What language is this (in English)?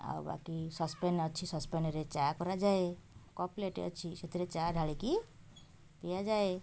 Odia